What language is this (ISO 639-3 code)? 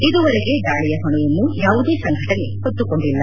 kan